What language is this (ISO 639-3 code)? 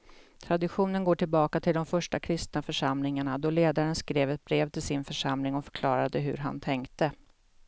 swe